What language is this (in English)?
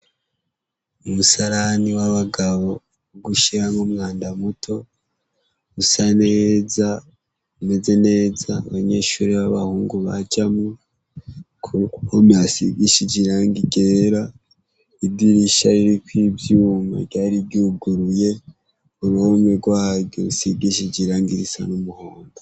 Rundi